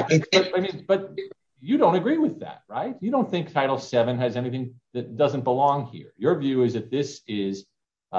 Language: English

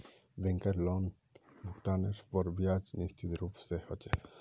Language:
Magahi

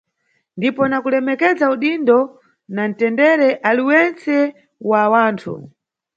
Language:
Nyungwe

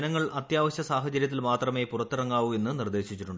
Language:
Malayalam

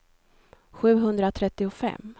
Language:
Swedish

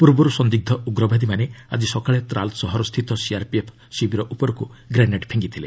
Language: Odia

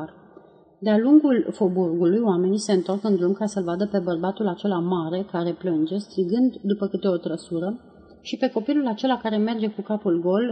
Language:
Romanian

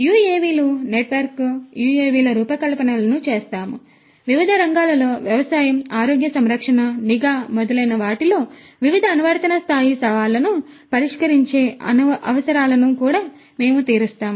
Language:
Telugu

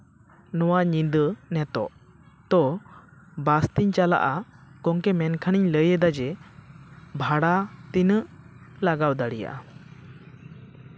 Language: Santali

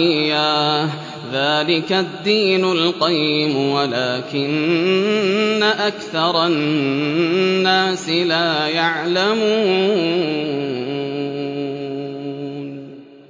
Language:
Arabic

